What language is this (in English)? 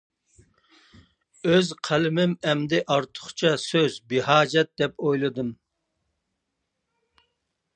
Uyghur